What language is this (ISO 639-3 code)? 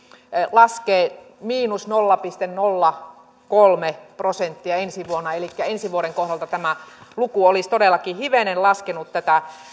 fin